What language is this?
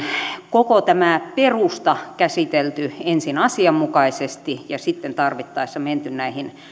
Finnish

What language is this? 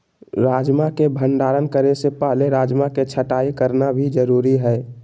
Magahi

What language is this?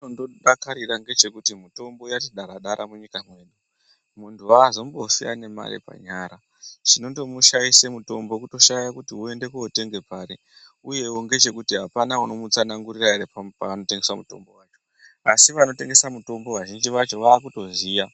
Ndau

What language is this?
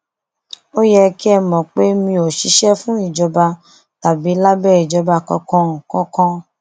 Yoruba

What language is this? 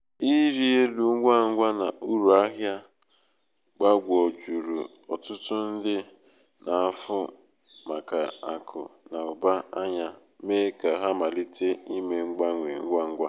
Igbo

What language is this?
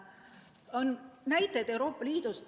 Estonian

